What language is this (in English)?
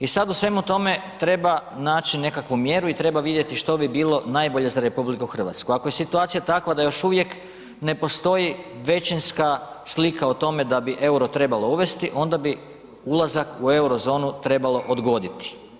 Croatian